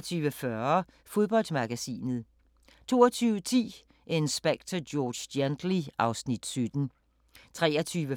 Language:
Danish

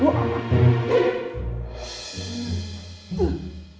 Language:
Indonesian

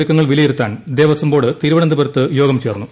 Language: Malayalam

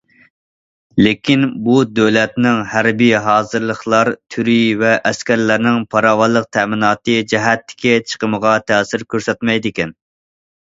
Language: Uyghur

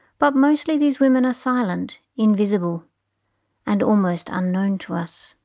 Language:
English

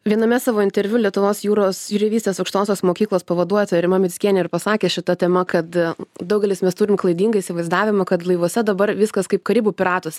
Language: Lithuanian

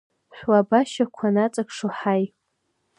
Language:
Abkhazian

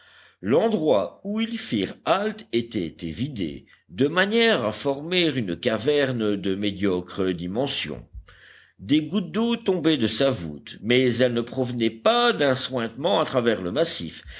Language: French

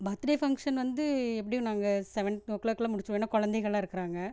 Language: Tamil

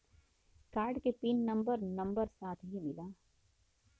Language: Bhojpuri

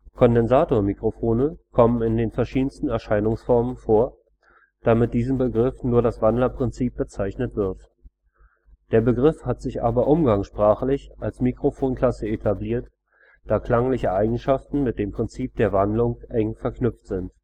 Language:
German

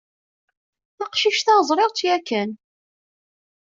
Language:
Kabyle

